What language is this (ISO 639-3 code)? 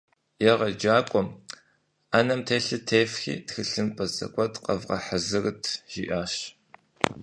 kbd